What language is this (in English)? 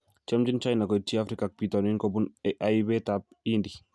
Kalenjin